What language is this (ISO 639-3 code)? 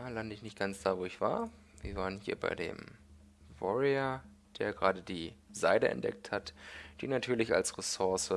deu